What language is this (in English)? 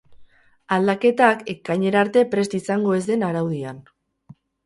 Basque